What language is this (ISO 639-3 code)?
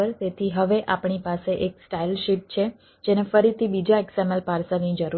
guj